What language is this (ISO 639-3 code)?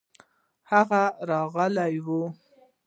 pus